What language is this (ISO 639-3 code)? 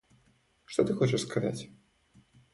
rus